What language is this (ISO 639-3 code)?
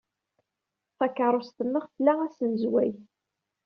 kab